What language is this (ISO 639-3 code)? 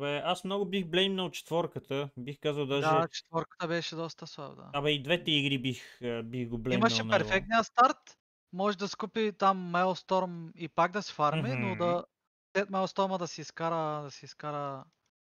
bul